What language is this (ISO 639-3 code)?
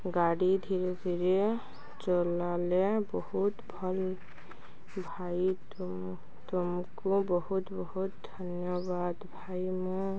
ori